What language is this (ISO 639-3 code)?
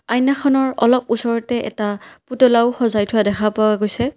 asm